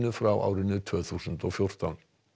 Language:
Icelandic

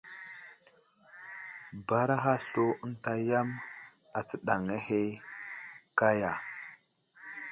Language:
Wuzlam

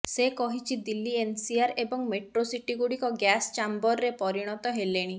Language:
Odia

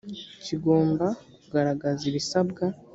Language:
Kinyarwanda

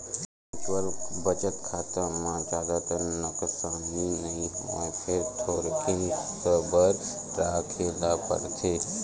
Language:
Chhattisgarhi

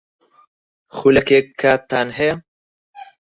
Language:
Central Kurdish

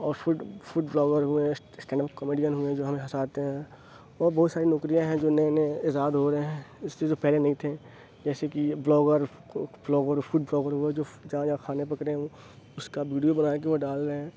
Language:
Urdu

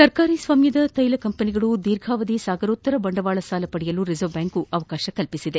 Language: Kannada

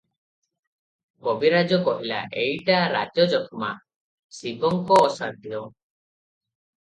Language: Odia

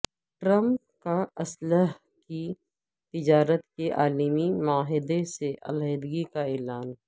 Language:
Urdu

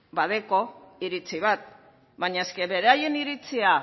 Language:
Basque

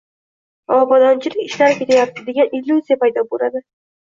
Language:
Uzbek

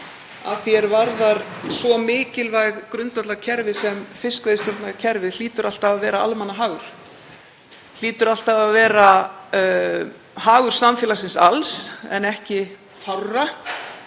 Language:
Icelandic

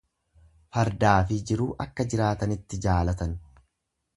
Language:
Oromo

